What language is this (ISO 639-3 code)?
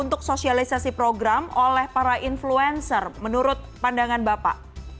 ind